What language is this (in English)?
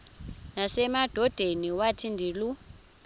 Xhosa